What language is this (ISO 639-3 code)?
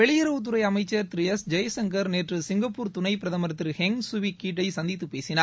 tam